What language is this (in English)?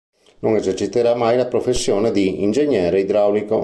Italian